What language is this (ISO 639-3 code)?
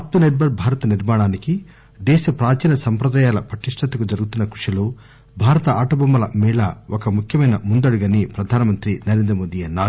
tel